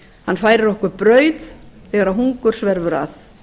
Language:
Icelandic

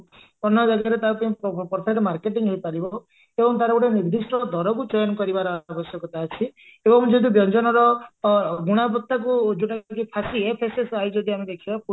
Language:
Odia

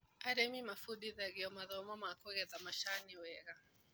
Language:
Kikuyu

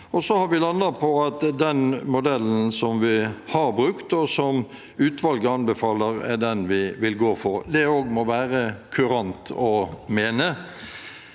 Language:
Norwegian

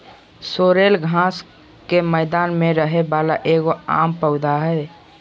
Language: Magahi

